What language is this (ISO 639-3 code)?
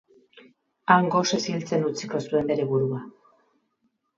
eus